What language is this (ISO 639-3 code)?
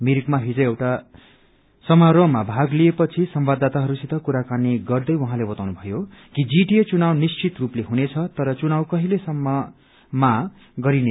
nep